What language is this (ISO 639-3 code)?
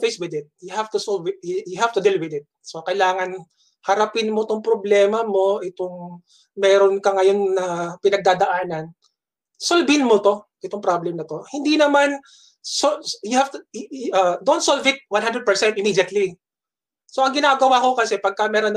fil